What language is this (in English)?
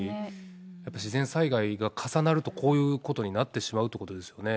Japanese